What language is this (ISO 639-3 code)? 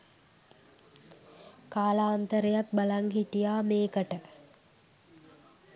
sin